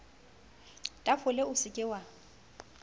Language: Southern Sotho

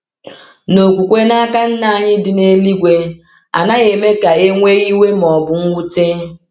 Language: Igbo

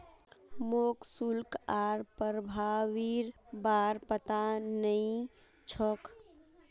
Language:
Magahi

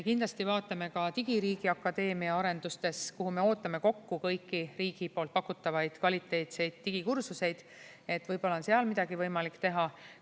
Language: Estonian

